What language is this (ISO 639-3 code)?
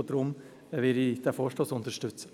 gsw